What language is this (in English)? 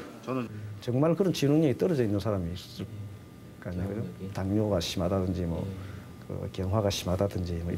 Korean